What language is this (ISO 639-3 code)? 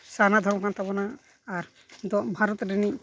sat